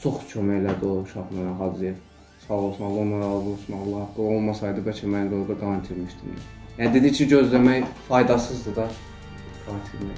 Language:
Turkish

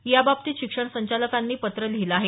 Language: Marathi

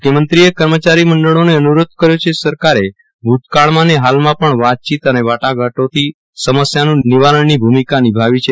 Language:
Gujarati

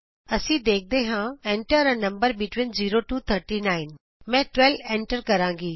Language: Punjabi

